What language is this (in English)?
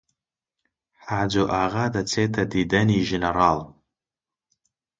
Central Kurdish